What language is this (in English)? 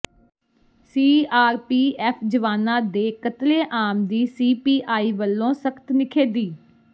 Punjabi